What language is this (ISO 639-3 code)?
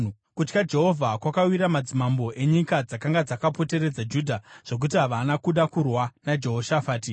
sna